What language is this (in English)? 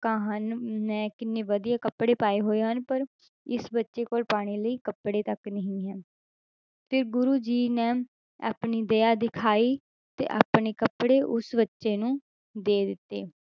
Punjabi